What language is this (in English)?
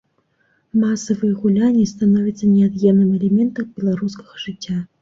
Belarusian